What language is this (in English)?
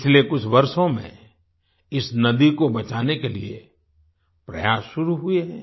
Hindi